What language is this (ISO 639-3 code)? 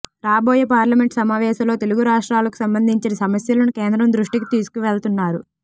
tel